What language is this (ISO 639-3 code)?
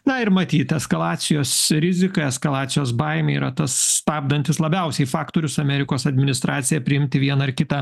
lit